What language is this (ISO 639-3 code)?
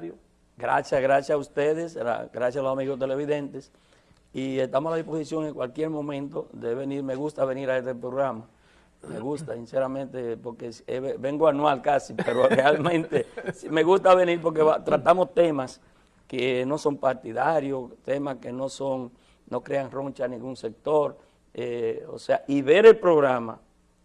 spa